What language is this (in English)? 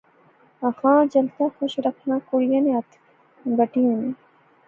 Pahari-Potwari